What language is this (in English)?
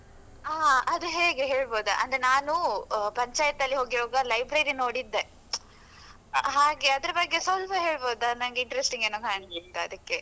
Kannada